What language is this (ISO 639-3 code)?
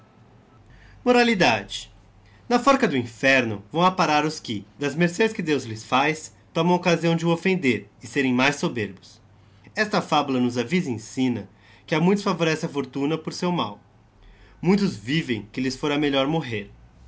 por